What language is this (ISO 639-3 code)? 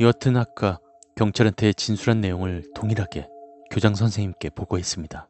kor